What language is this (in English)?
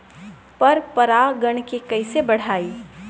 Bhojpuri